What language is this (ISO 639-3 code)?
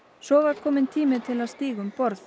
isl